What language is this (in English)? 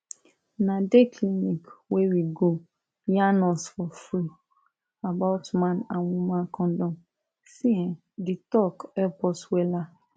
Nigerian Pidgin